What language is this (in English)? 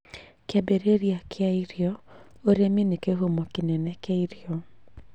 Kikuyu